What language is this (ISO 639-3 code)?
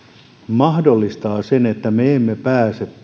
fin